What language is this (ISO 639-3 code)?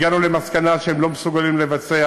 heb